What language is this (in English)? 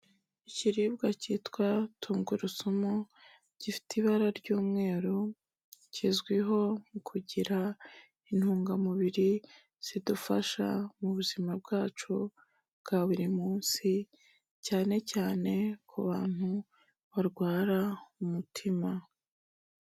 Kinyarwanda